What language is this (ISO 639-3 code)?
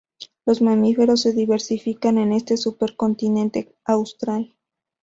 spa